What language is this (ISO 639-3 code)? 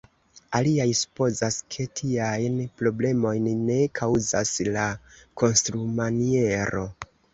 epo